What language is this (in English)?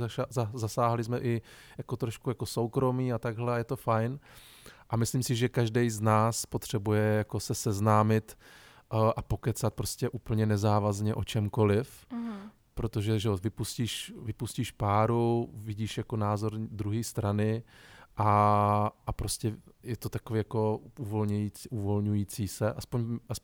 Czech